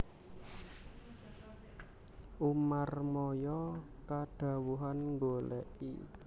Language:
Javanese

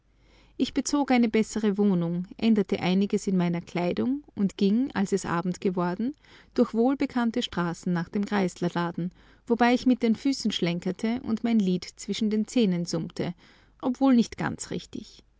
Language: German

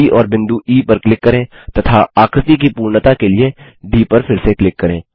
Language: Hindi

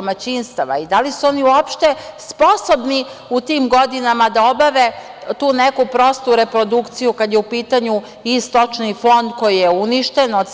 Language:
Serbian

